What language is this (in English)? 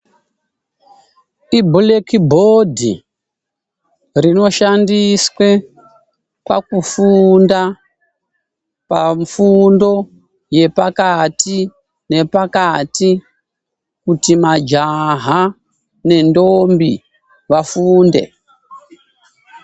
Ndau